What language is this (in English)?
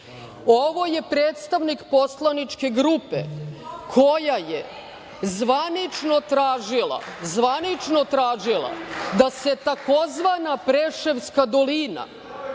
Serbian